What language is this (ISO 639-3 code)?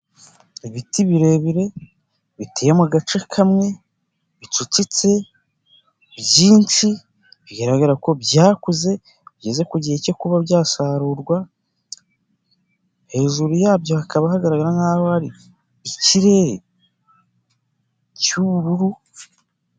kin